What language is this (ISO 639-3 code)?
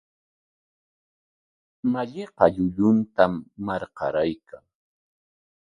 qwa